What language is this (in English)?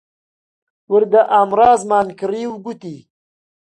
Central Kurdish